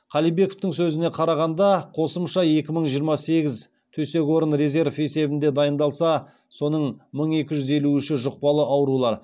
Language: Kazakh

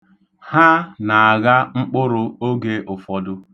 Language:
Igbo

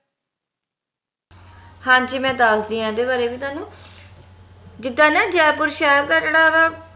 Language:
Punjabi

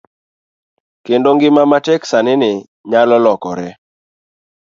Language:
Luo (Kenya and Tanzania)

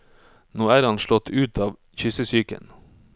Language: Norwegian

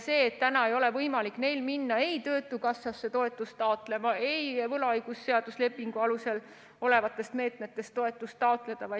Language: Estonian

